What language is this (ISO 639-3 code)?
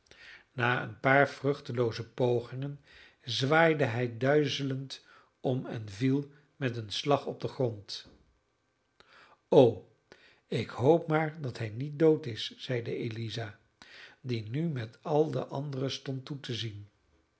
nld